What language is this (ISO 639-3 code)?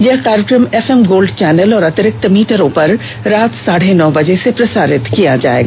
hin